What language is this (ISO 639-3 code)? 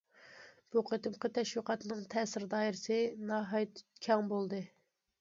uig